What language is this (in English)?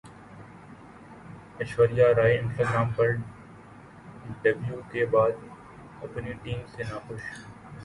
Urdu